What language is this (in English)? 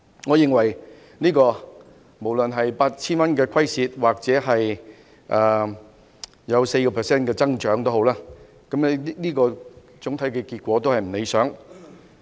Cantonese